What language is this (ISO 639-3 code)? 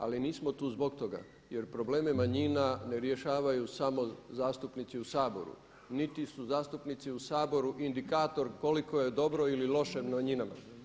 hrv